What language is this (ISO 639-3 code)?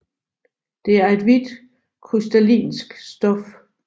dan